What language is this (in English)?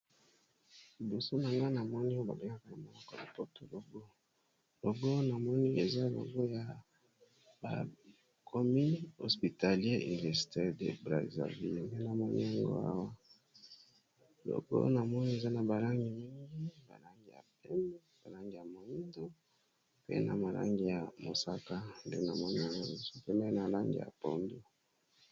Lingala